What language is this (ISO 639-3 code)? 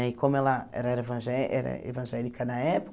por